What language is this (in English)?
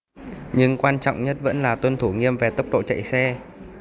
Vietnamese